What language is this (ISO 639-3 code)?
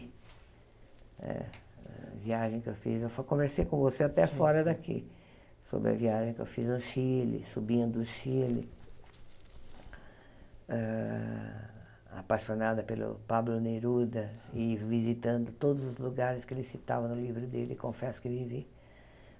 por